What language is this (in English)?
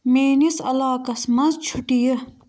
Kashmiri